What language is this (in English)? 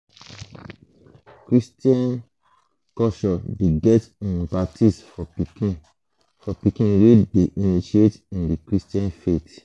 Nigerian Pidgin